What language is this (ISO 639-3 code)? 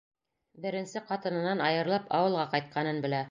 bak